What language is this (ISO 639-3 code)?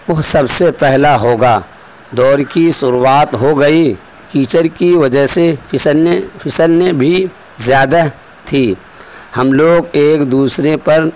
urd